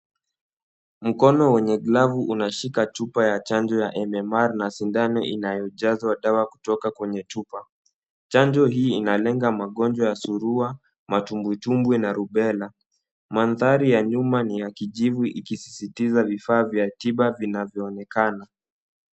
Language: Swahili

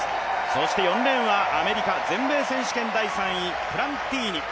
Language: Japanese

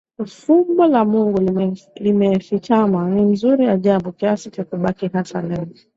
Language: Swahili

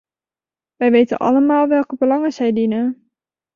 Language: Dutch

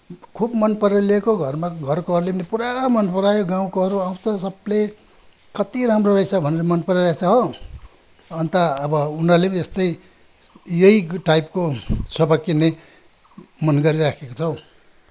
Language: Nepali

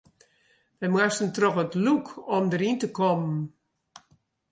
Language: Western Frisian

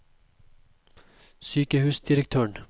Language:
Norwegian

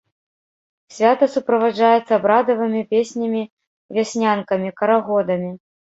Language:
Belarusian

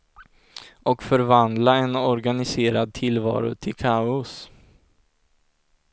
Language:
Swedish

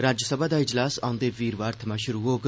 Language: Dogri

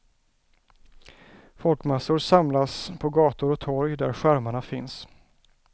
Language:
Swedish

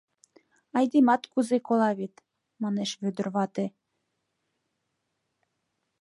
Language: Mari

